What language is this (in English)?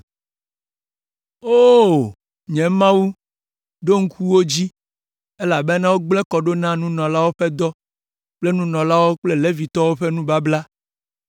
Ewe